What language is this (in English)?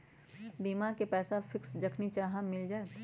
Magahi